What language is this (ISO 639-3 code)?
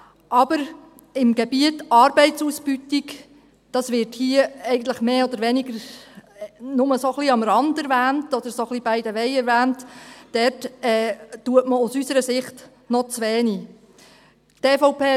gsw